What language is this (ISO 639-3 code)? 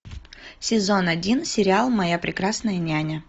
rus